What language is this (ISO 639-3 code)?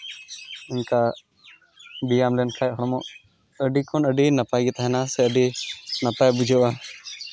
sat